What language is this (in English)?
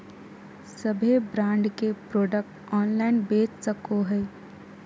Magahi